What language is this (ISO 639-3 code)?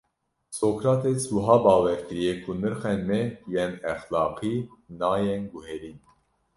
kur